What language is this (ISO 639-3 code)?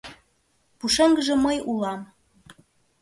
chm